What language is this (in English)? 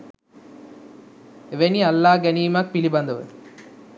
Sinhala